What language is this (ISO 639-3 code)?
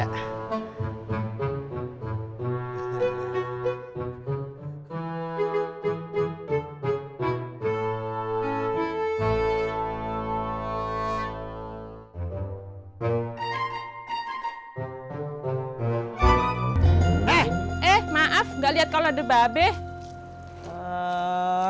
ind